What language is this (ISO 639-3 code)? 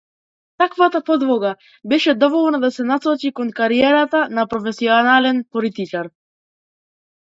mkd